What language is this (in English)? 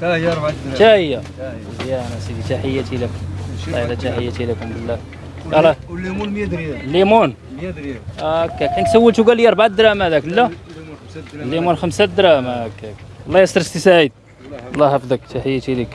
Arabic